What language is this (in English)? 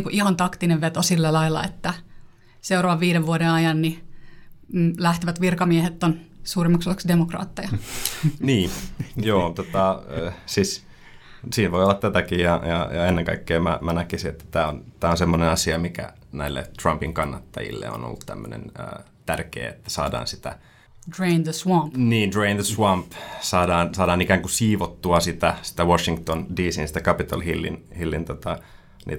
Finnish